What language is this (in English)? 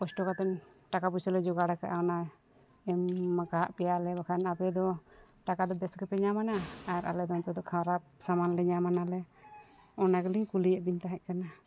Santali